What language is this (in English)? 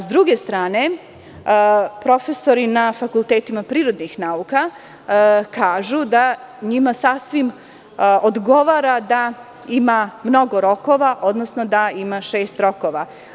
Serbian